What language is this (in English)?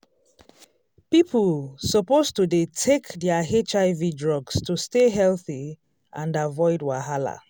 Nigerian Pidgin